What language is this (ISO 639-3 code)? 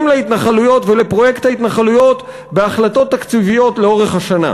heb